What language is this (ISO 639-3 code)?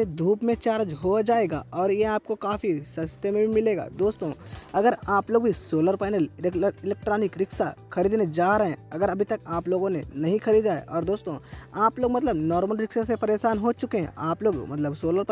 hin